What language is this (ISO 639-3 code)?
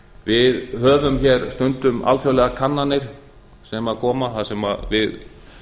isl